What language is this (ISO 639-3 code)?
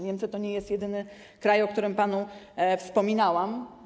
pol